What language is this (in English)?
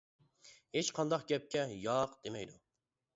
Uyghur